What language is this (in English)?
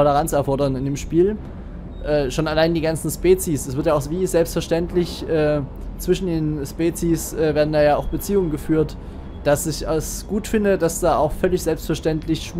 German